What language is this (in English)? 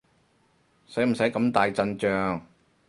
Cantonese